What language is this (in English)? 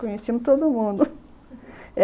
Portuguese